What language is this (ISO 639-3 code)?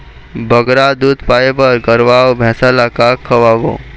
hne